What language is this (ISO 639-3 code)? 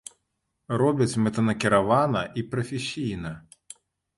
bel